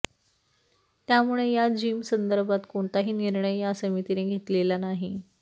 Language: Marathi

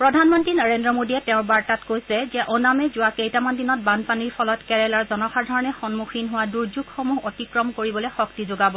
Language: Assamese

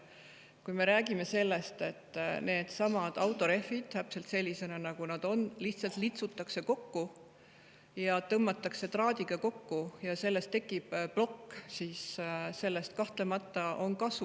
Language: Estonian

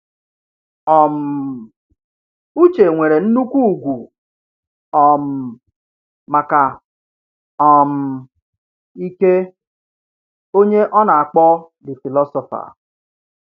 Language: Igbo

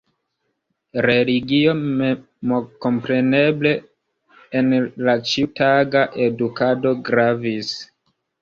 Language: Esperanto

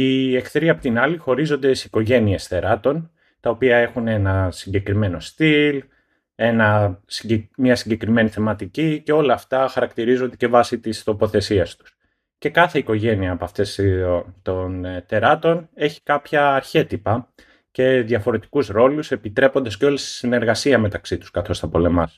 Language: Greek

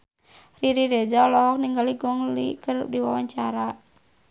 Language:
Sundanese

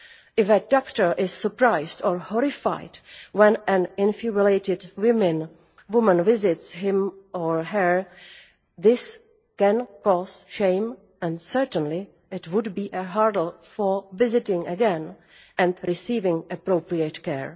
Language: English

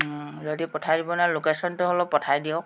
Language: Assamese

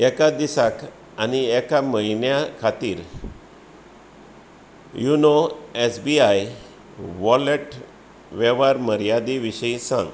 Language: Konkani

